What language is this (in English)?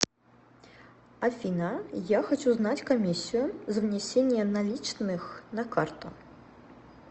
Russian